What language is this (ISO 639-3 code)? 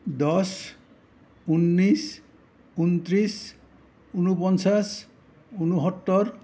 asm